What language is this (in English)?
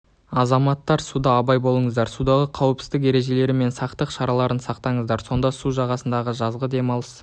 Kazakh